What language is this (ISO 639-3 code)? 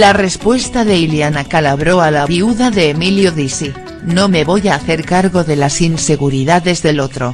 spa